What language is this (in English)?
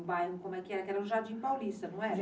Portuguese